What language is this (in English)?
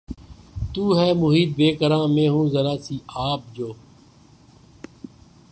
Urdu